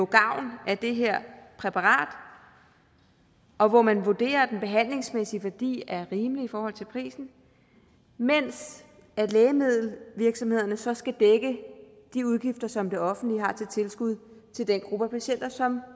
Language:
Danish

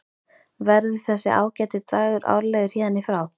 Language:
Icelandic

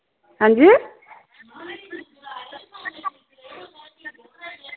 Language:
Dogri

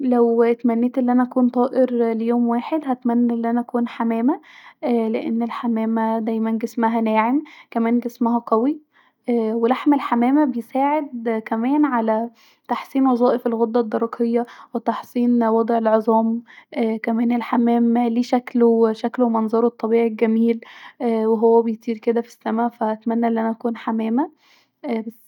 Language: Egyptian Arabic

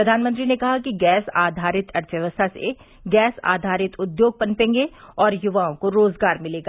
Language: Hindi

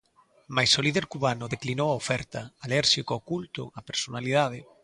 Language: Galician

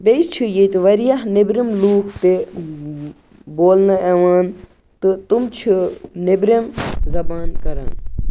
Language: Kashmiri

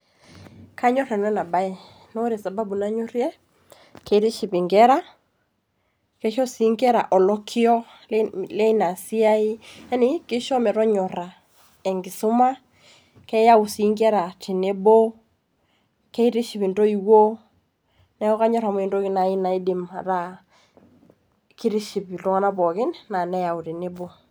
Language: Masai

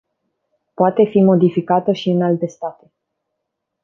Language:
Romanian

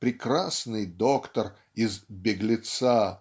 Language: Russian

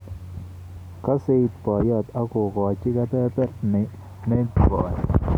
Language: Kalenjin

